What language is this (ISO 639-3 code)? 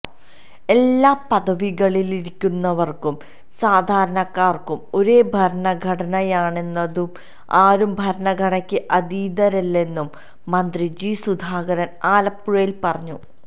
mal